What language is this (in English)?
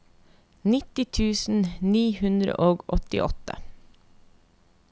Norwegian